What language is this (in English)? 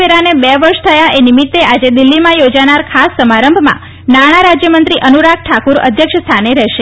Gujarati